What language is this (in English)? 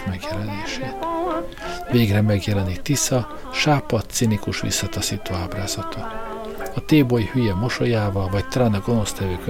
Hungarian